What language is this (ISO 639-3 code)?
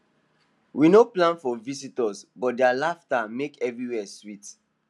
pcm